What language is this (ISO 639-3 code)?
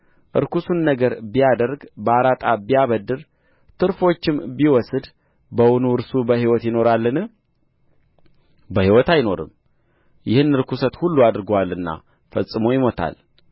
amh